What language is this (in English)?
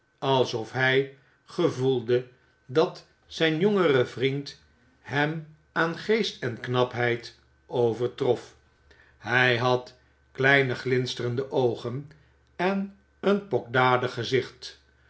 Dutch